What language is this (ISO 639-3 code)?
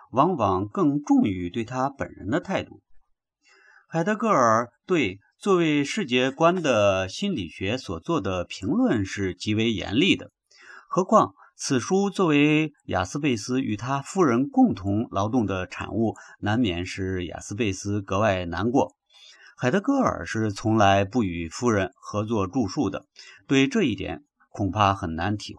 zho